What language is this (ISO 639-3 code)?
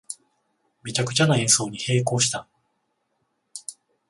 jpn